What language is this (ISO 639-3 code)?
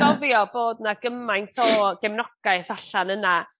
cym